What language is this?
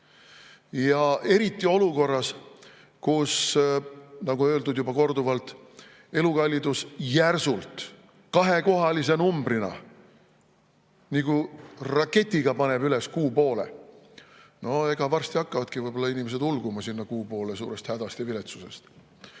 Estonian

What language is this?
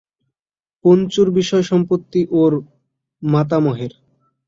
Bangla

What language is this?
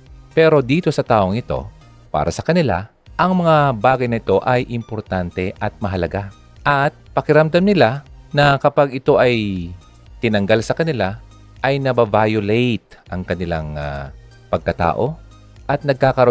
Filipino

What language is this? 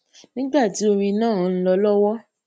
Yoruba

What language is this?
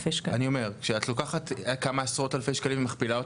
Hebrew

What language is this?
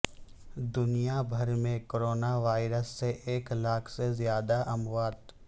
Urdu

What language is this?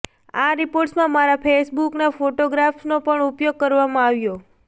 Gujarati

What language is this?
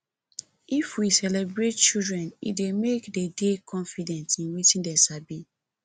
Nigerian Pidgin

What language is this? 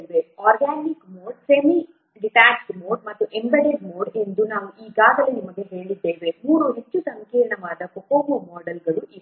Kannada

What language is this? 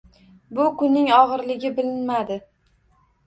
Uzbek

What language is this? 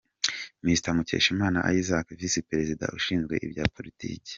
Kinyarwanda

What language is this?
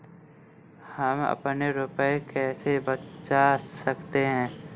Hindi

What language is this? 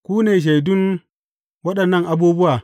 Hausa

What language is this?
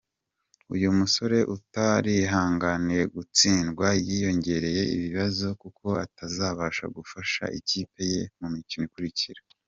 Kinyarwanda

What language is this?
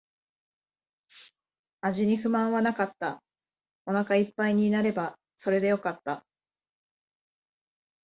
Japanese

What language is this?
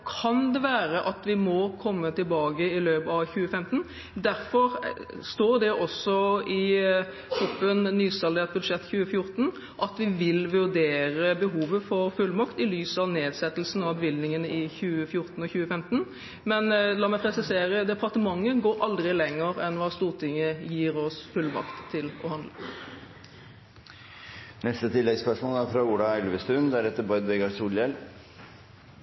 Norwegian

